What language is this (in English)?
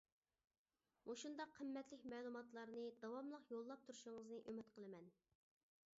Uyghur